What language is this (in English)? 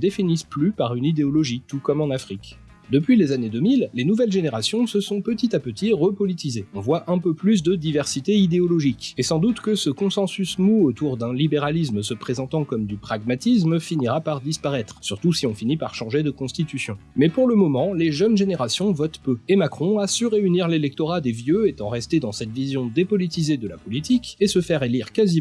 French